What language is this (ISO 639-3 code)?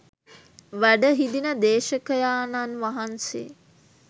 sin